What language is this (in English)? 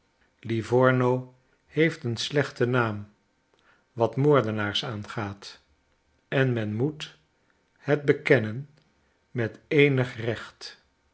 Dutch